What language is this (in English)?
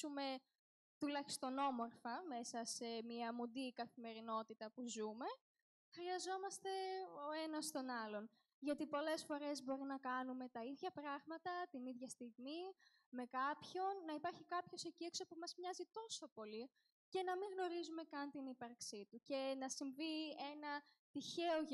Greek